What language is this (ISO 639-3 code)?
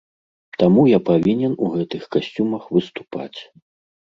bel